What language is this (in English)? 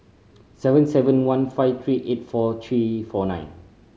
English